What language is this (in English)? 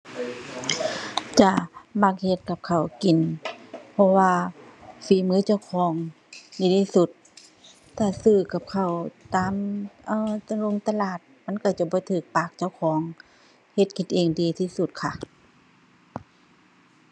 Thai